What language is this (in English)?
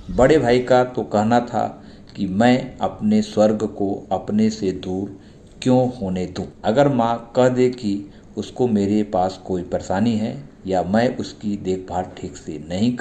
Hindi